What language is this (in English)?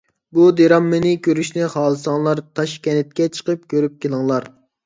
Uyghur